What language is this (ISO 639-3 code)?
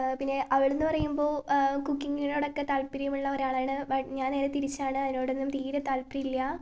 mal